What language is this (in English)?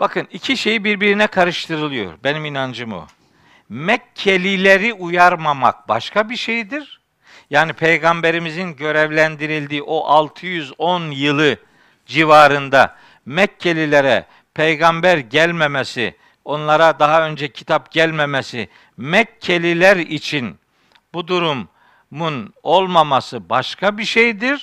Turkish